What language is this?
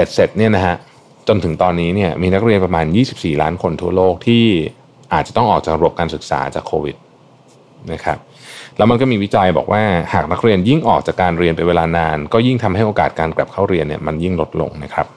Thai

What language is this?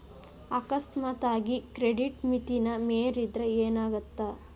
Kannada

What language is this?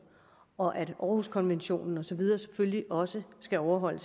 Danish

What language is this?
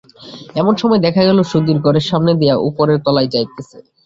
Bangla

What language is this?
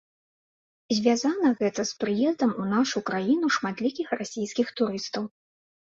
Belarusian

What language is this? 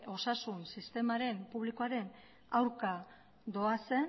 Basque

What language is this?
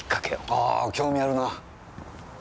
Japanese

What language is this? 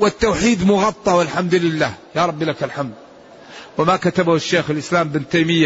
Arabic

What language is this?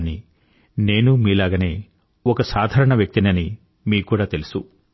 Telugu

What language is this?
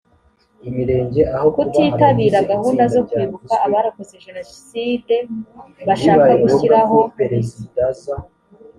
Kinyarwanda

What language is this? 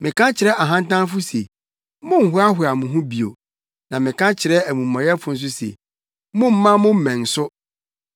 Akan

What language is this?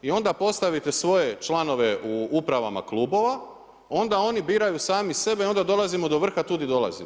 Croatian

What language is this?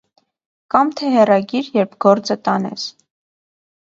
Armenian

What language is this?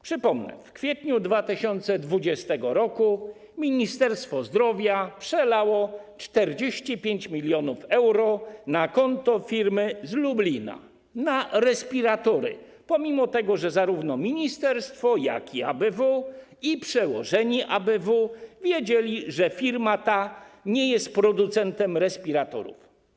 Polish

